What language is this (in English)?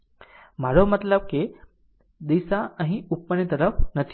Gujarati